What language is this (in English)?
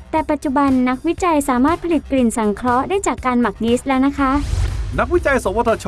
Thai